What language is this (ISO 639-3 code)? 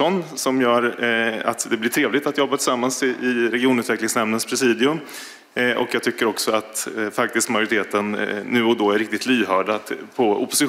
swe